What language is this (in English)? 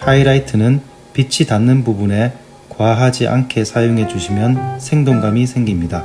Korean